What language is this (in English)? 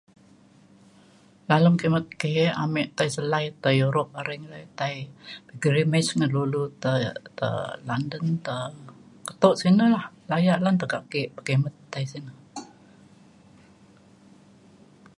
Mainstream Kenyah